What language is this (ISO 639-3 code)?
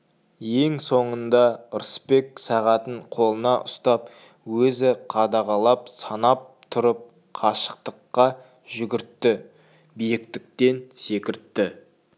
kaz